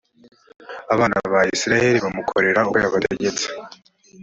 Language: Kinyarwanda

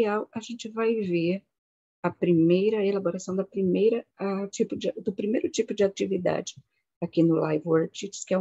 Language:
Portuguese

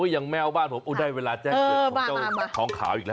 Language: Thai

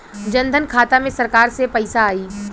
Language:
Bhojpuri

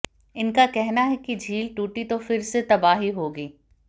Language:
Hindi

